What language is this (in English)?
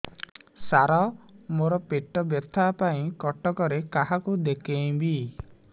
Odia